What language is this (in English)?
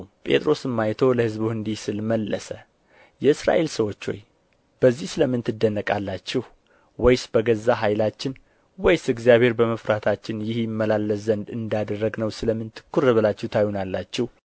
Amharic